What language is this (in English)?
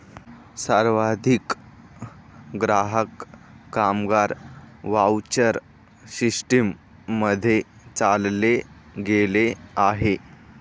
Marathi